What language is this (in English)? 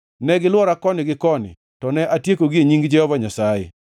Luo (Kenya and Tanzania)